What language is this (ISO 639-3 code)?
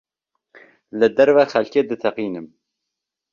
kur